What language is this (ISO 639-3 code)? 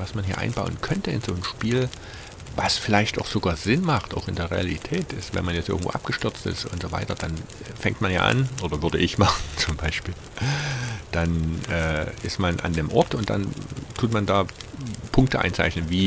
deu